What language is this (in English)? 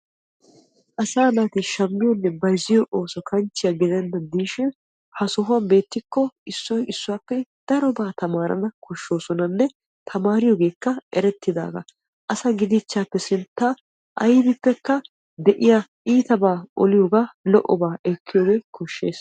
Wolaytta